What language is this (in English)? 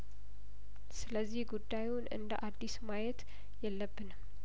Amharic